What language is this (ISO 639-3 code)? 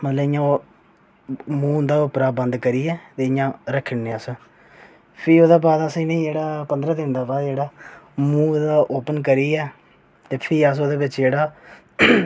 doi